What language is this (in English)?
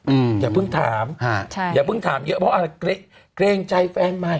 Thai